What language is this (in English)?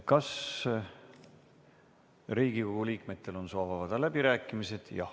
Estonian